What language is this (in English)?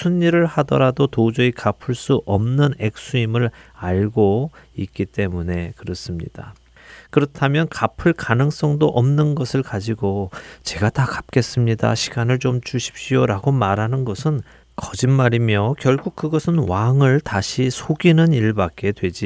Korean